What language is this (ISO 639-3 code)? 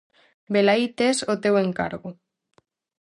glg